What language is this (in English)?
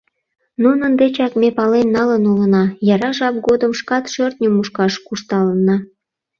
Mari